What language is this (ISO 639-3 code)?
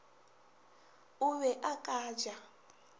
nso